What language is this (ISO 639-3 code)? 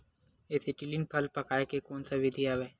hne